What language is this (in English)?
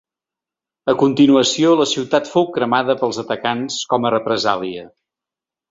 Catalan